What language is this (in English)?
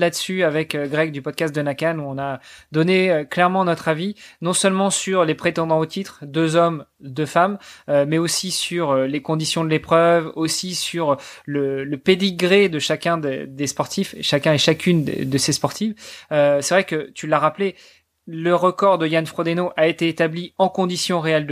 French